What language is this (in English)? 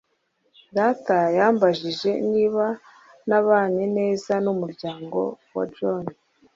Kinyarwanda